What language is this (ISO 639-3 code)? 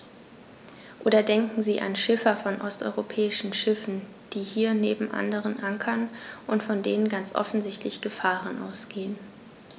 deu